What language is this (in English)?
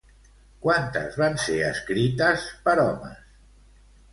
Catalan